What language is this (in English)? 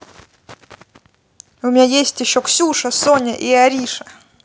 Russian